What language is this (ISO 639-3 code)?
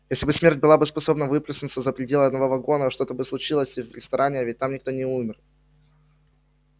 rus